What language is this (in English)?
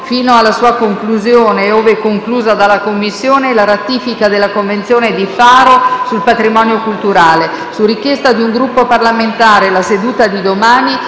Italian